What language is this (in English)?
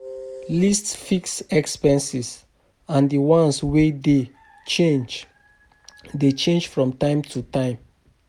Nigerian Pidgin